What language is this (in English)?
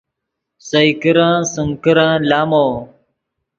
Yidgha